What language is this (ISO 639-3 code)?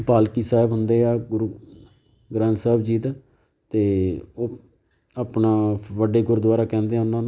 pan